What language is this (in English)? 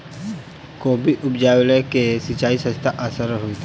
Maithili